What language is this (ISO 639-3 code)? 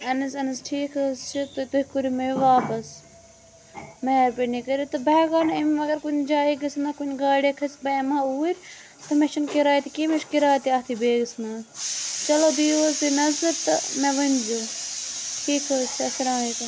kas